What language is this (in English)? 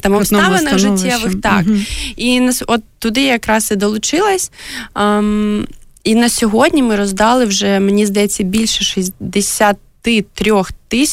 Ukrainian